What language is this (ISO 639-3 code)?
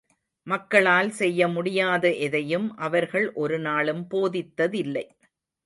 tam